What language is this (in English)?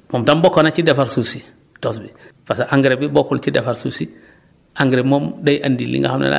Wolof